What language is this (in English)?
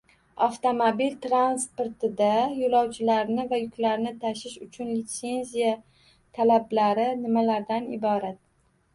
Uzbek